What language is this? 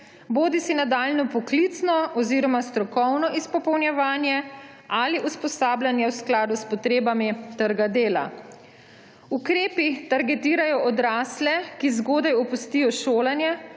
Slovenian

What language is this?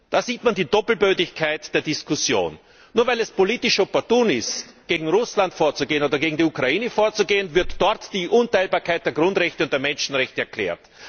German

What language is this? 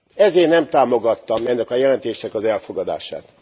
Hungarian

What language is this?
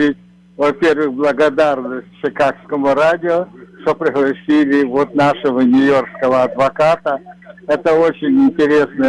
Russian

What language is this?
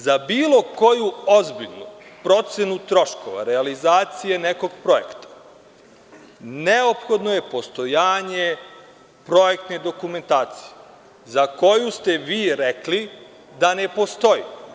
Serbian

